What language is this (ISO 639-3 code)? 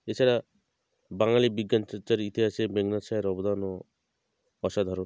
ben